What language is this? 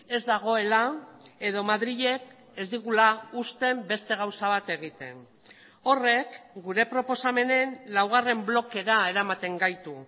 Basque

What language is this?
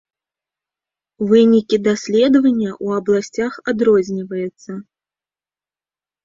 Belarusian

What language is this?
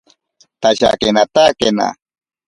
Ashéninka Perené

